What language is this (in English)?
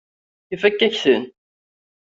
Kabyle